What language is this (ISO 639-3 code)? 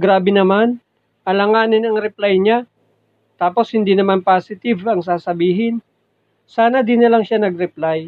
fil